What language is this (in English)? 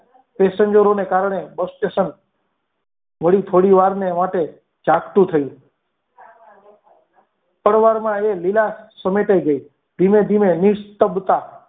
Gujarati